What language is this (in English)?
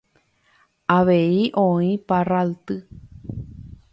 Guarani